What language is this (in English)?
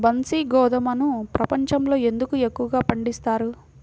Telugu